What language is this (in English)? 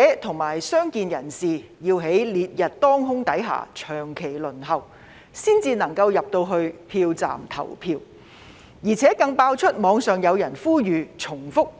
Cantonese